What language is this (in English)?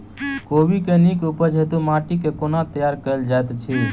Maithili